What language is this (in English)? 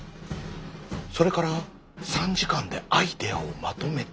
Japanese